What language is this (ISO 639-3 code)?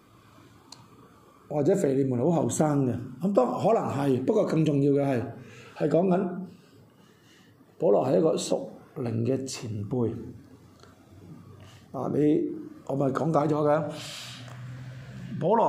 zho